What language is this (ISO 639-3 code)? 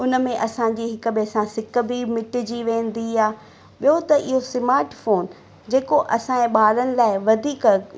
snd